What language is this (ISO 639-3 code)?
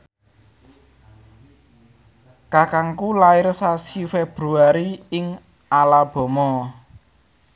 jav